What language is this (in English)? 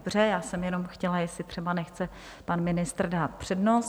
Czech